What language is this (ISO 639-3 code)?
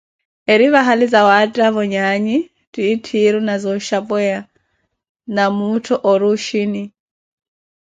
eko